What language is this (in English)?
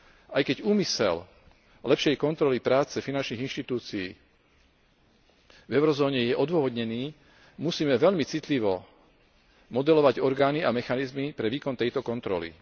Slovak